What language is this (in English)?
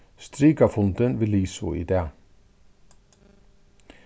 Faroese